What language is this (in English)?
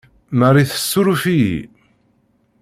Kabyle